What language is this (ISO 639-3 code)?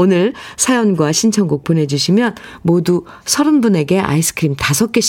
kor